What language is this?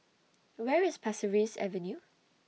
English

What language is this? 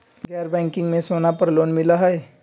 Magahi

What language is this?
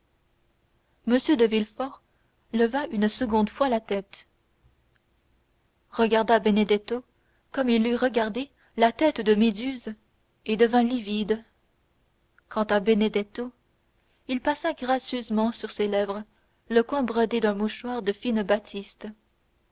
French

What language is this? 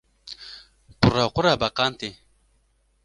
Kurdish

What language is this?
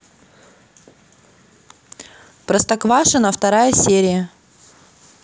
Russian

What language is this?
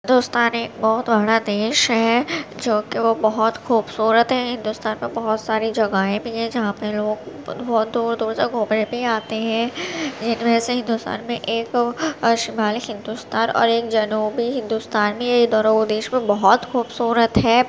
Urdu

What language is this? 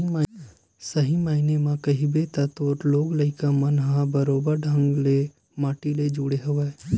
Chhattisgarhi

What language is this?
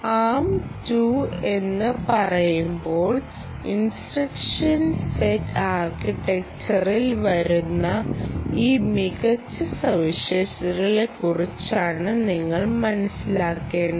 Malayalam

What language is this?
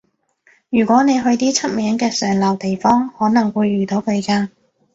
Cantonese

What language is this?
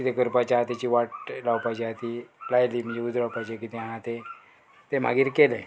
Konkani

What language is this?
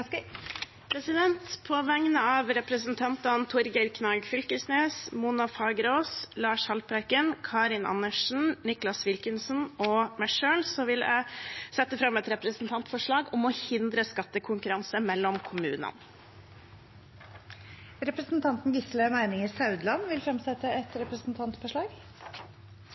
Norwegian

